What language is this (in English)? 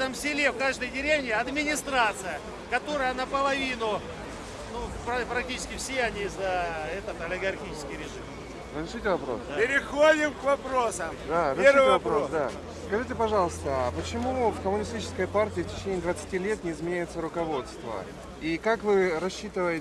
Russian